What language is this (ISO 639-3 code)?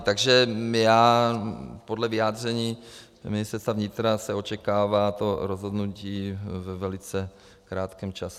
ces